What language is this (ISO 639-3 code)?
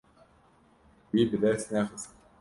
kur